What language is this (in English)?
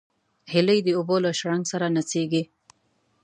Pashto